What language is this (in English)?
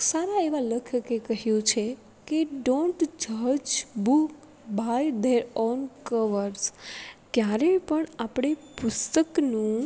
Gujarati